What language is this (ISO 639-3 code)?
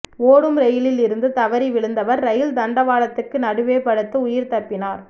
tam